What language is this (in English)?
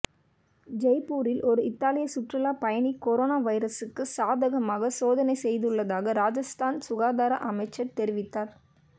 Tamil